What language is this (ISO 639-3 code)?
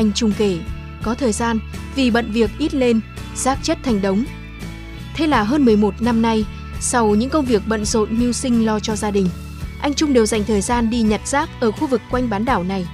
vie